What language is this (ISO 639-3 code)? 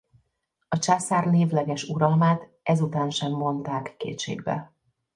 hun